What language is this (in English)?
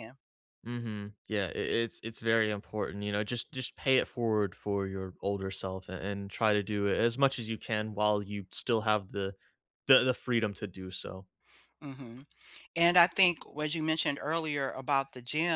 English